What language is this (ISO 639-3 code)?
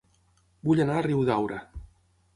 cat